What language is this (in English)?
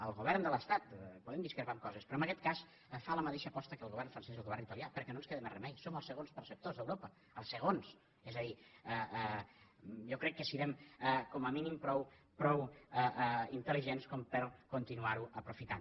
Catalan